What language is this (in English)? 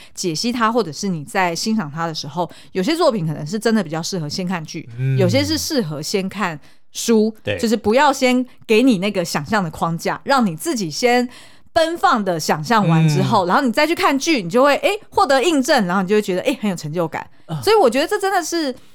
Chinese